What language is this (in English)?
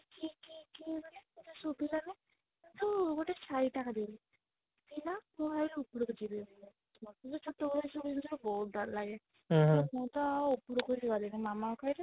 Odia